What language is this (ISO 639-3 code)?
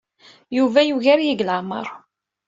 kab